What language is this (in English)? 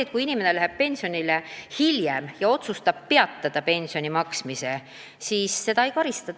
Estonian